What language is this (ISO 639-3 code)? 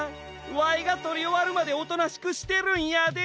jpn